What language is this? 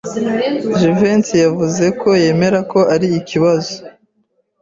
Kinyarwanda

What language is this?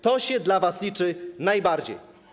Polish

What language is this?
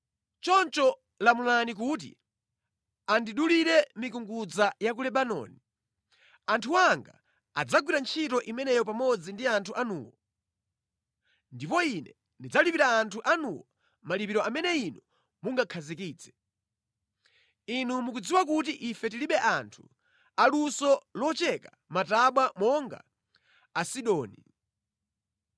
Nyanja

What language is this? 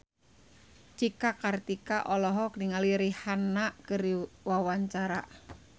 Sundanese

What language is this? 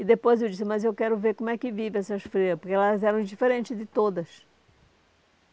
Portuguese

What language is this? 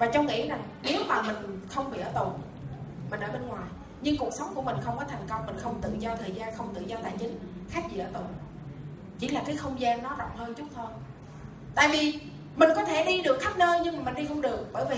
Vietnamese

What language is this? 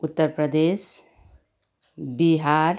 Nepali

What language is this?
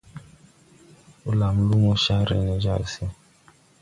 Tupuri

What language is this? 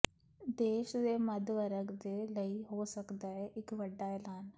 Punjabi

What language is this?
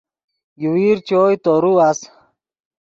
Yidgha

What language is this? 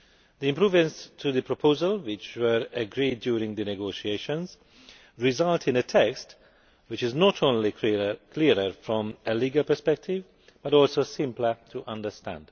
English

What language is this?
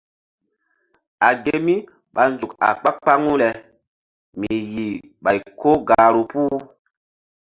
Mbum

